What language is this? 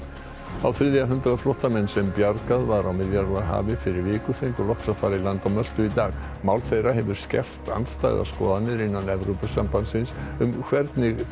Icelandic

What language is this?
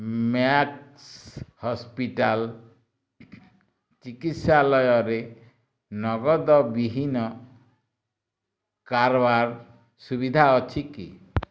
Odia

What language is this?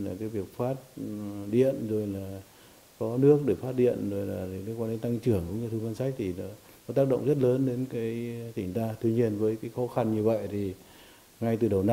Vietnamese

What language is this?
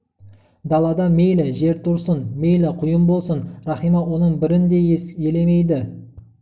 Kazakh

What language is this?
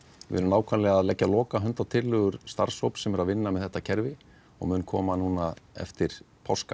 Icelandic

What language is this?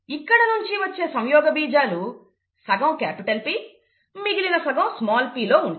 Telugu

